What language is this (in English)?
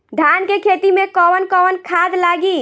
Bhojpuri